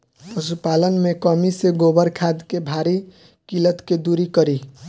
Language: Bhojpuri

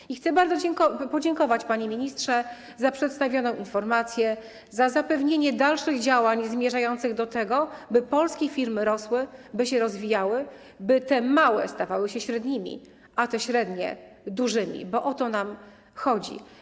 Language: Polish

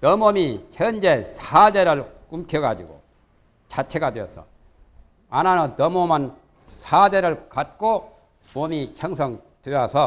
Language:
Korean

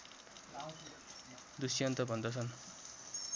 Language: Nepali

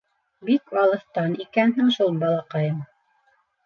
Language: Bashkir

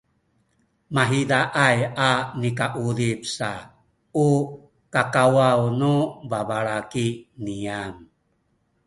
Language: Sakizaya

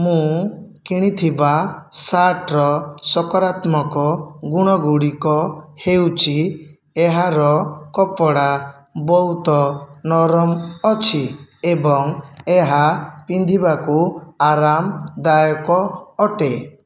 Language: Odia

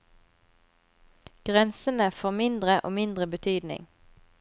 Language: Norwegian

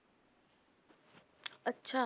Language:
Punjabi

